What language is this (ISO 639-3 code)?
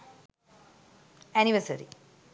sin